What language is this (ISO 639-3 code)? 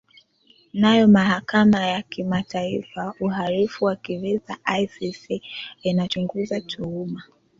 swa